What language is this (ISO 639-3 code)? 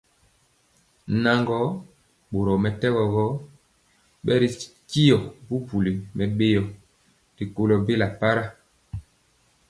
mcx